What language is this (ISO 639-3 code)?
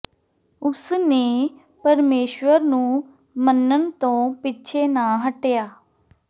pan